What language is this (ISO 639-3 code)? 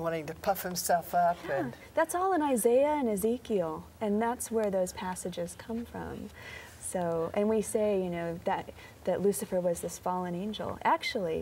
eng